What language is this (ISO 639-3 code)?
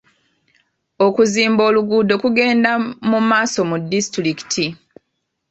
lug